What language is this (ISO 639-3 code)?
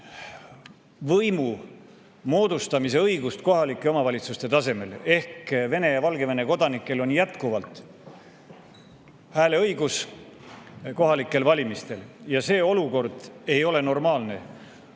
est